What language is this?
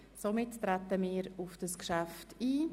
Swiss German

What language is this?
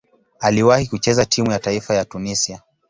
Swahili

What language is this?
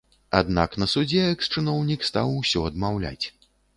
Belarusian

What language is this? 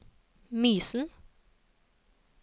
Norwegian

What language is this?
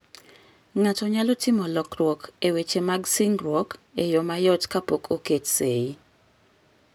Luo (Kenya and Tanzania)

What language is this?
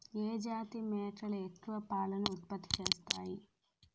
Telugu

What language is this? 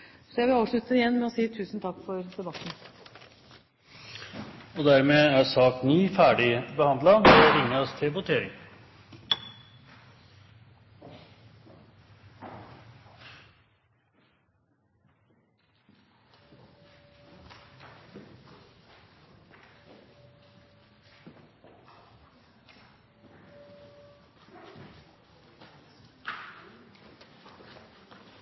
Norwegian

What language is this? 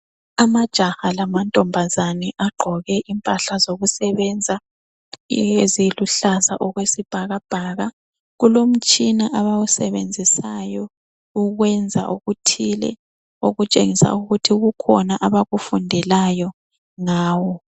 North Ndebele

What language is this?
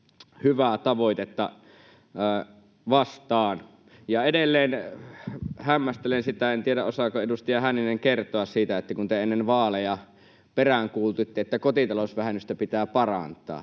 Finnish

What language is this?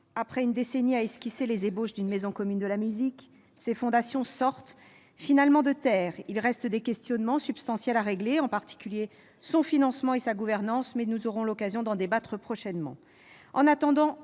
French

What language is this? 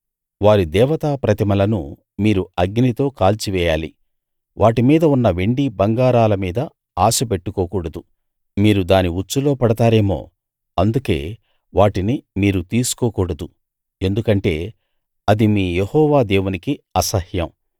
Telugu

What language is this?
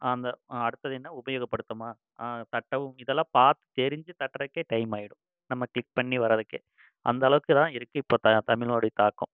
Tamil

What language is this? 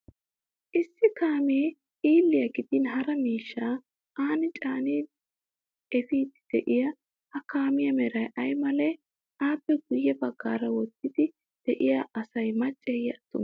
Wolaytta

